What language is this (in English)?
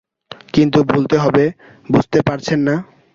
Bangla